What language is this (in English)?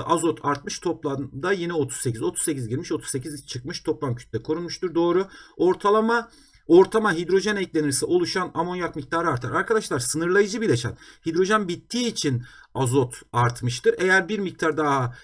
Turkish